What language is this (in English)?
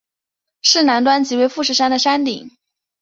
Chinese